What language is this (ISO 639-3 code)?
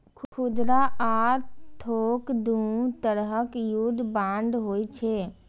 mai